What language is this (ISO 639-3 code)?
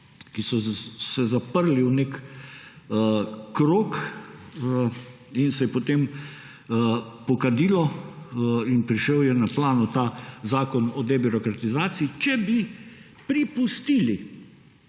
slv